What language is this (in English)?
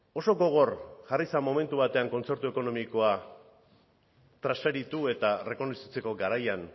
Basque